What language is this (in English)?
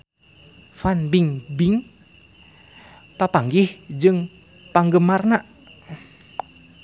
Sundanese